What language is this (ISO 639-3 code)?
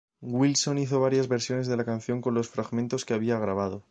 spa